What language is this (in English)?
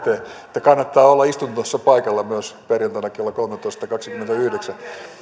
Finnish